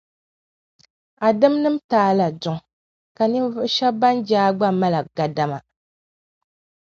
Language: Dagbani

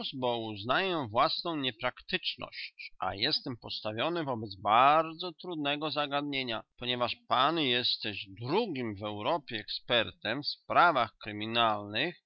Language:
Polish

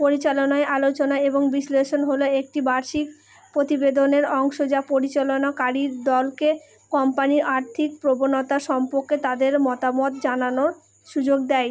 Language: Bangla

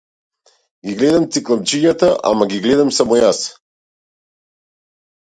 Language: Macedonian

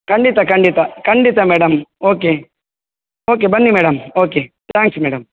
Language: Kannada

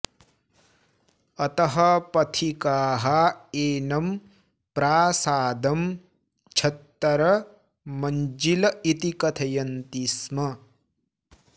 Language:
Sanskrit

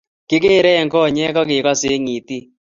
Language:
Kalenjin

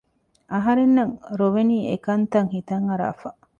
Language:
Divehi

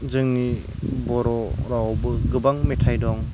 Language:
Bodo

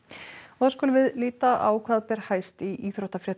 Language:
Icelandic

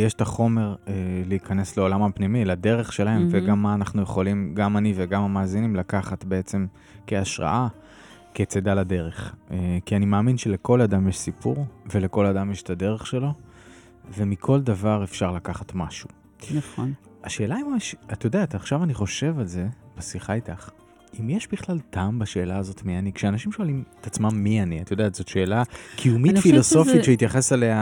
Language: Hebrew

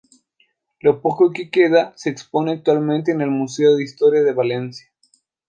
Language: Spanish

